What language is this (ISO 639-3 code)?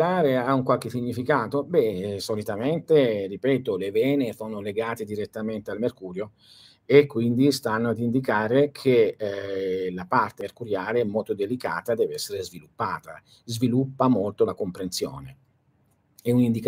ita